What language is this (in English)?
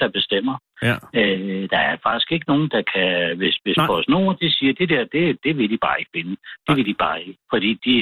Danish